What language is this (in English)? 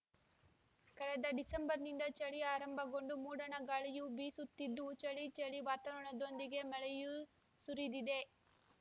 Kannada